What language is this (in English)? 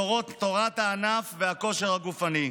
Hebrew